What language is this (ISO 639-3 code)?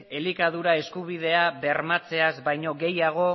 eus